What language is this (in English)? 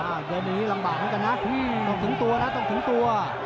Thai